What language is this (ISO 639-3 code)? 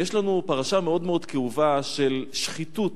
heb